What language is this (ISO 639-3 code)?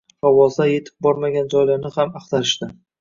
uzb